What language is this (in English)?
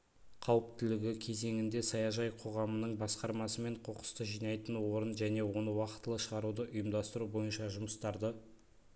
Kazakh